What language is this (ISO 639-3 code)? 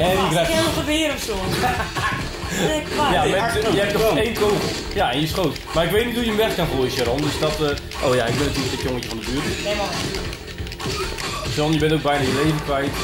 nld